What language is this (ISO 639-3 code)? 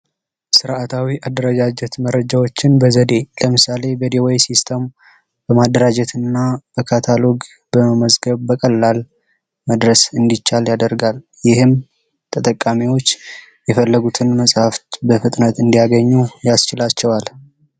amh